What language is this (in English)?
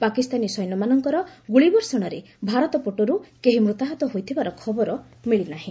Odia